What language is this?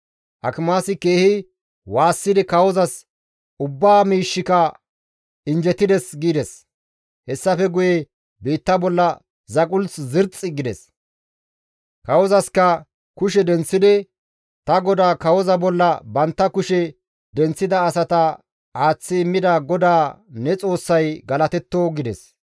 Gamo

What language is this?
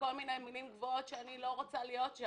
Hebrew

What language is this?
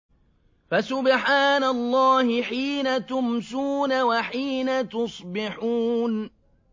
Arabic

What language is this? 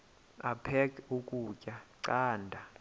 Xhosa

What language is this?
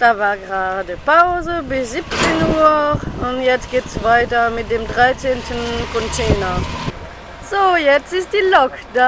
German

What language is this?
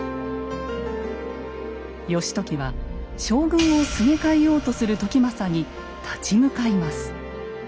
Japanese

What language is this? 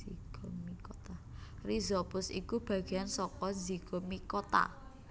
Javanese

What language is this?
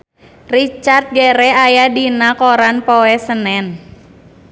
Sundanese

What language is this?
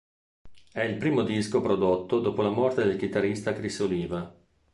Italian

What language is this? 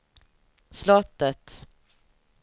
Swedish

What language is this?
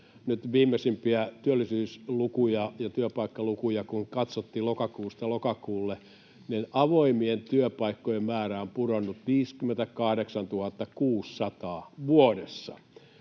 Finnish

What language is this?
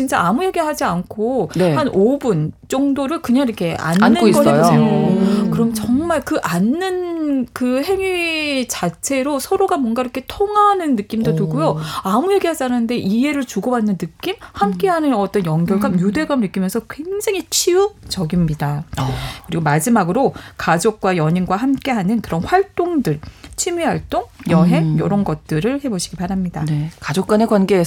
Korean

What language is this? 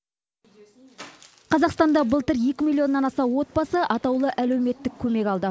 Kazakh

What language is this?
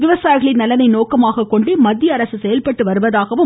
Tamil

